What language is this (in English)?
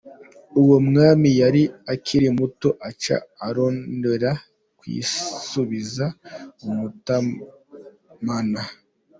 Kinyarwanda